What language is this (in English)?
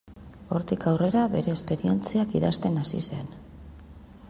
Basque